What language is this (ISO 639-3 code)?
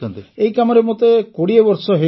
ori